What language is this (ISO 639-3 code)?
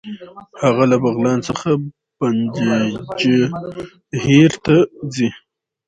pus